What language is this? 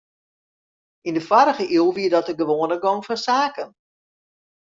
Western Frisian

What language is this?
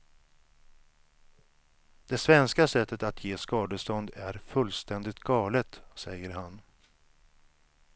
Swedish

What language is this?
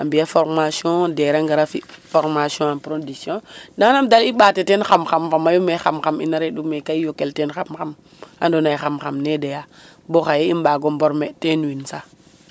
Serer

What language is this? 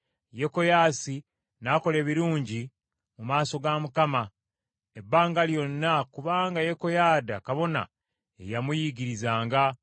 Ganda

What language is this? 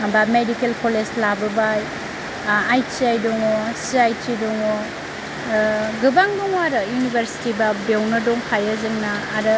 Bodo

